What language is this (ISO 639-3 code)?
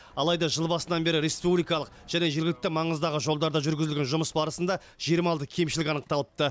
kaz